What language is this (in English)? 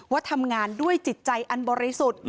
Thai